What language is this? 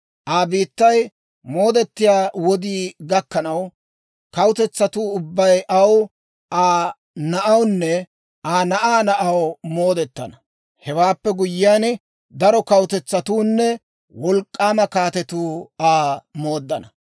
Dawro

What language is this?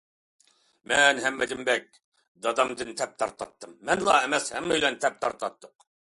Uyghur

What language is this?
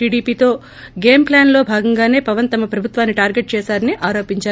Telugu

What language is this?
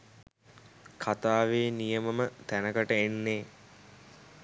Sinhala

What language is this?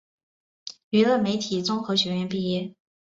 Chinese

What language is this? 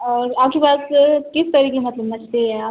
Urdu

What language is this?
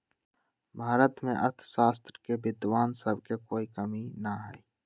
Magahi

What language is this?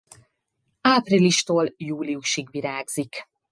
Hungarian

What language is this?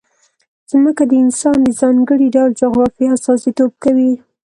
Pashto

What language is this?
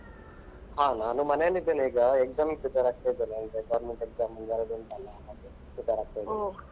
Kannada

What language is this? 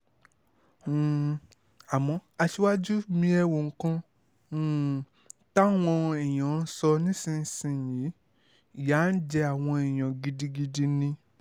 Yoruba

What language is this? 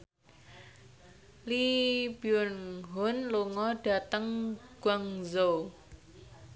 Javanese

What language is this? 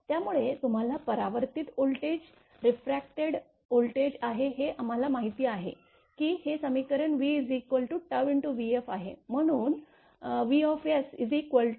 Marathi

